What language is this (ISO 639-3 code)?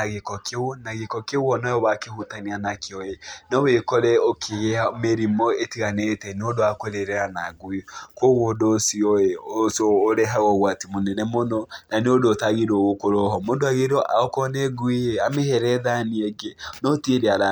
kik